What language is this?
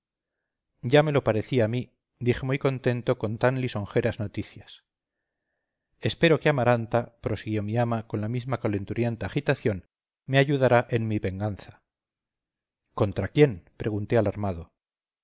Spanish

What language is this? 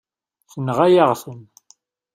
Kabyle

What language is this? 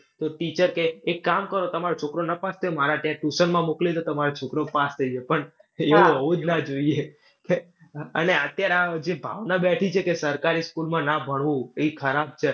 Gujarati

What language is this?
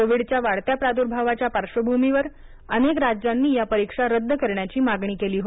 Marathi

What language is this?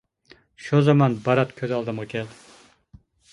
Uyghur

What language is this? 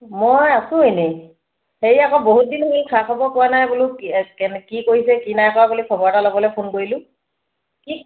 Assamese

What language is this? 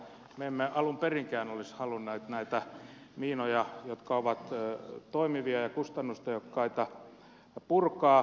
Finnish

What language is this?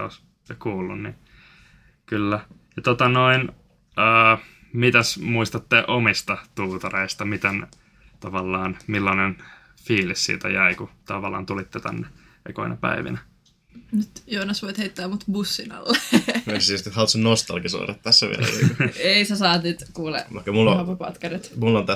Finnish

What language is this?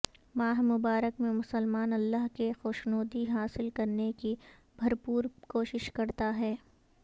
Urdu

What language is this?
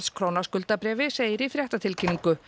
Icelandic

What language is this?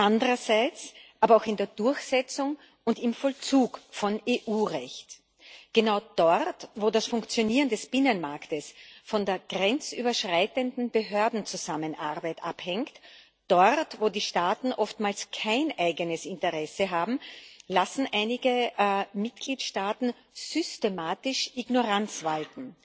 German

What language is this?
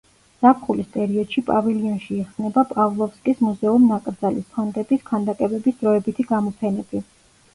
Georgian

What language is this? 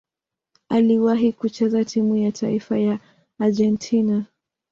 Swahili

